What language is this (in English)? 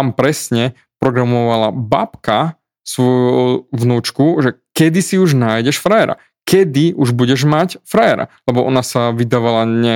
Slovak